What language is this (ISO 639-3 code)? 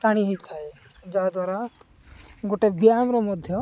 ori